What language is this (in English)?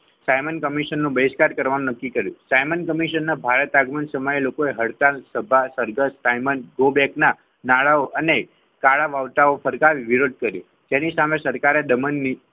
Gujarati